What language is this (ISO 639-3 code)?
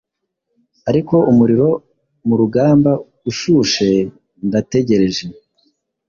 kin